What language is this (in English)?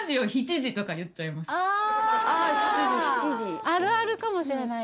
Japanese